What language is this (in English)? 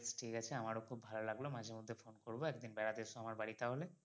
Bangla